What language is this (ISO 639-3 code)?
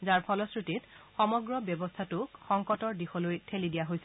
asm